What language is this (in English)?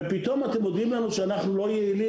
Hebrew